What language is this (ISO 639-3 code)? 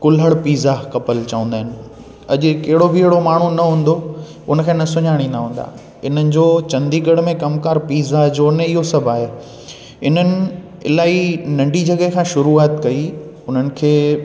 snd